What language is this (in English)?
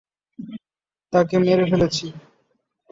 Bangla